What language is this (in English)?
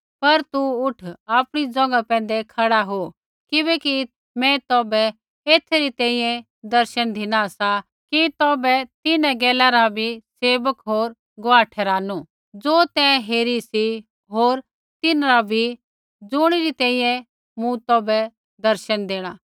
Kullu Pahari